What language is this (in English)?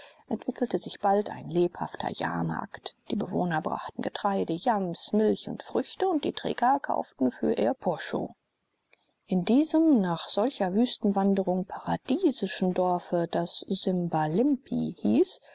German